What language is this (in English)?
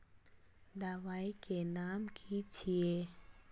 Magahi